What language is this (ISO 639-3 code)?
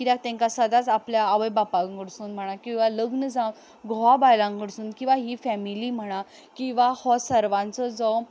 kok